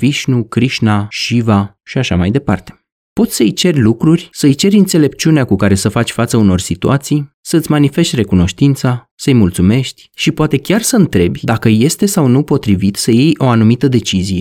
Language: Romanian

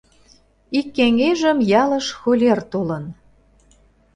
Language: Mari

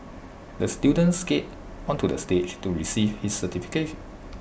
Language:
English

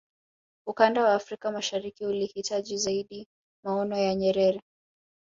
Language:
Swahili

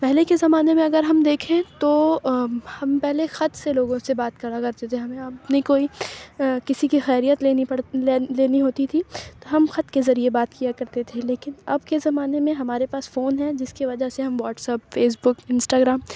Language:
Urdu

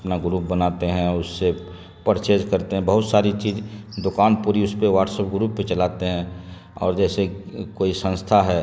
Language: Urdu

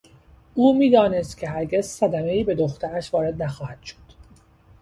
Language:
Persian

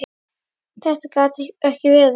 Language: Icelandic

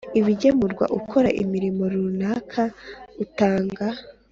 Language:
Kinyarwanda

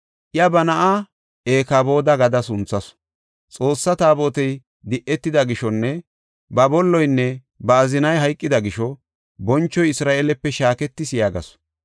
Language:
Gofa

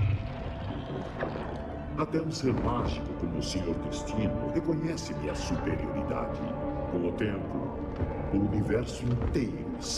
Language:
Portuguese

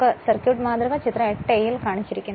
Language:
Malayalam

